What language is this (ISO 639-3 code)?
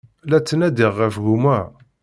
kab